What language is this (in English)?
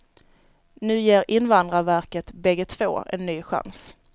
Swedish